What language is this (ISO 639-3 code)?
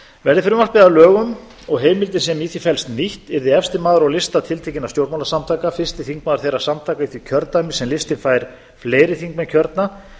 isl